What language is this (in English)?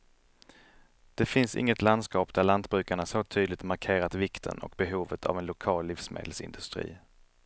Swedish